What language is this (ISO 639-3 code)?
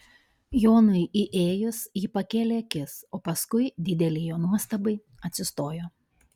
lit